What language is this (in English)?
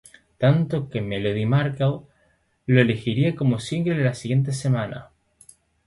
Spanish